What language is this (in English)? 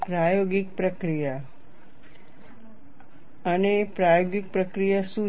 Gujarati